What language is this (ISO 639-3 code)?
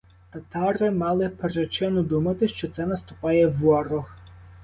ukr